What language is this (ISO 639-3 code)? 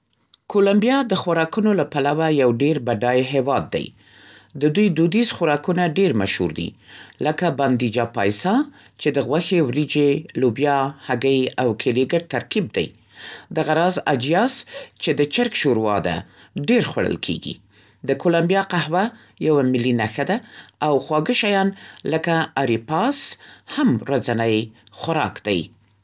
pst